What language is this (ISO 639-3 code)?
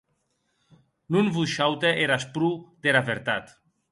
oci